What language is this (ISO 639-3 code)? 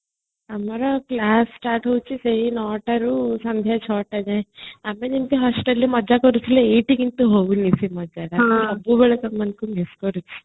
ori